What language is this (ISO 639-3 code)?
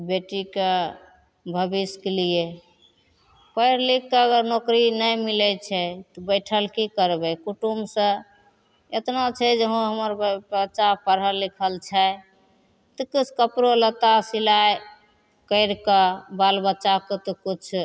mai